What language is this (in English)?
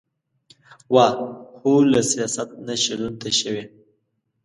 Pashto